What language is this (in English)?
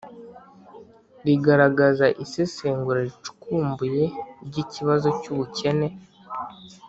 Kinyarwanda